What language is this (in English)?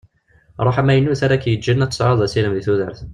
Kabyle